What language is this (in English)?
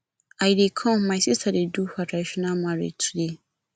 Nigerian Pidgin